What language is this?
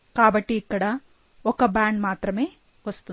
Telugu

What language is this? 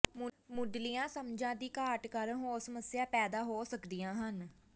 Punjabi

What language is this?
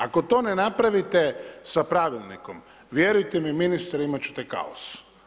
Croatian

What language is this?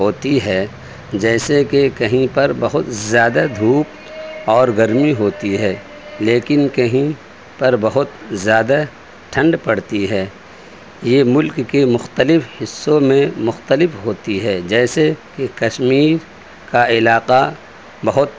Urdu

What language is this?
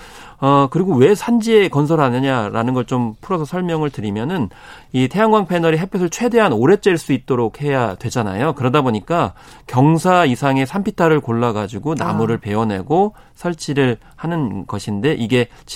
Korean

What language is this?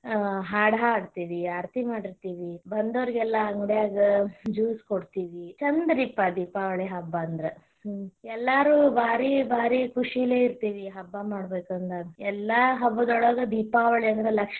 Kannada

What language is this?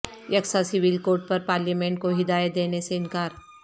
Urdu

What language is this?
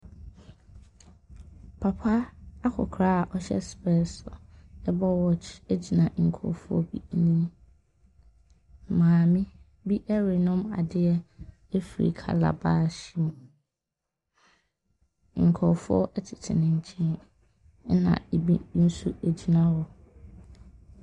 Akan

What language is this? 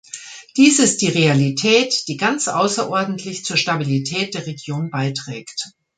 German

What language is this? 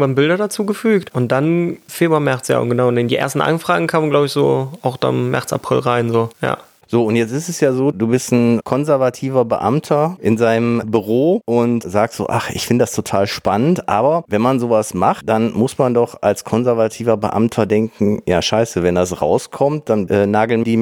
German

